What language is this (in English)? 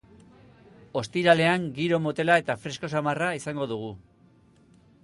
Basque